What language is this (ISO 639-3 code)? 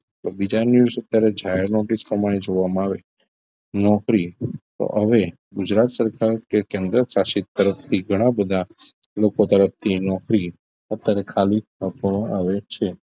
guj